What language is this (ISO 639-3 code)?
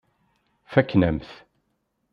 kab